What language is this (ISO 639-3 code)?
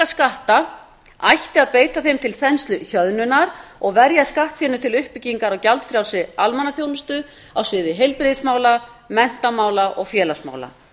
isl